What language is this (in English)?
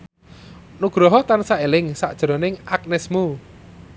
Javanese